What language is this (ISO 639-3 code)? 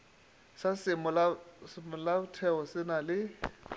nso